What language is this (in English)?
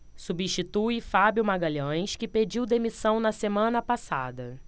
Portuguese